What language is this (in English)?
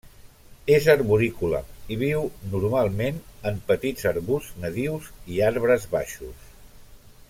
Catalan